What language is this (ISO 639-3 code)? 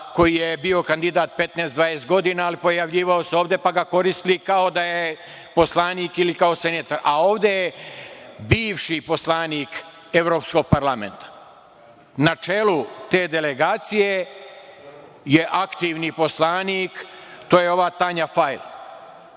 srp